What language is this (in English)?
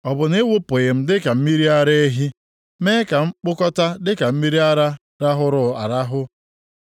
Igbo